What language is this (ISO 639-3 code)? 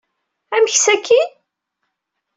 kab